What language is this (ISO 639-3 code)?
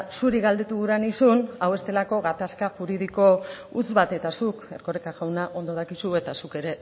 eus